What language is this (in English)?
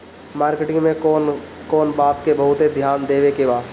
Bhojpuri